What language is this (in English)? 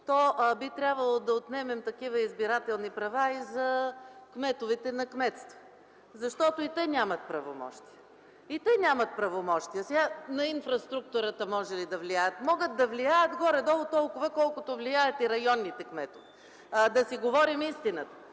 Bulgarian